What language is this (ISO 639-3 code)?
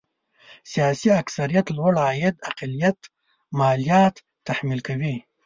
pus